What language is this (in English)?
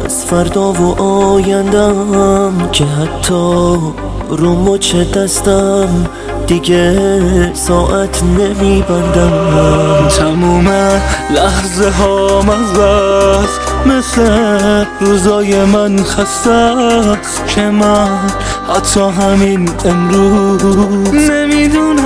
Persian